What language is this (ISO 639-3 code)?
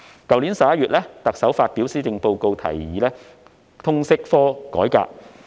yue